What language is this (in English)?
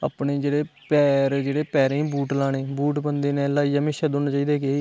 Dogri